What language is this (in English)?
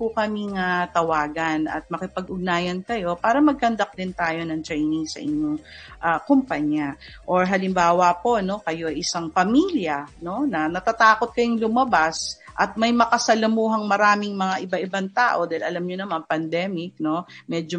Filipino